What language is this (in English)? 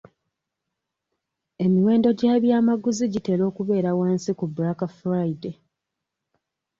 Ganda